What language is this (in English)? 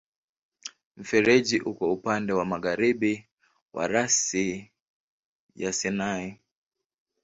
Swahili